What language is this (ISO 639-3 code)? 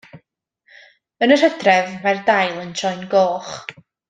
cym